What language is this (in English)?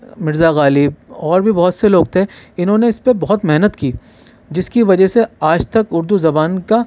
Urdu